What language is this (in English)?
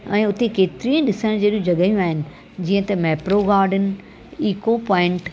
Sindhi